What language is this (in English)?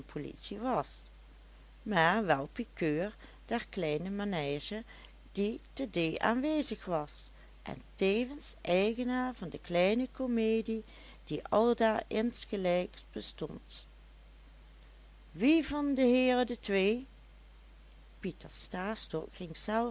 Dutch